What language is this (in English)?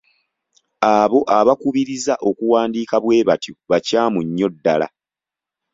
Ganda